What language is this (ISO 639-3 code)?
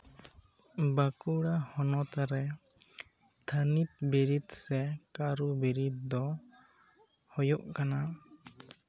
sat